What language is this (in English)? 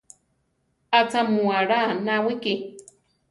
Central Tarahumara